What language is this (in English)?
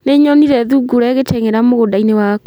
Kikuyu